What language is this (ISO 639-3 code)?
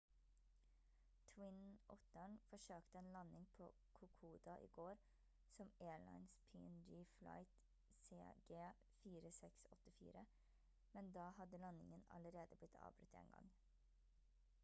nob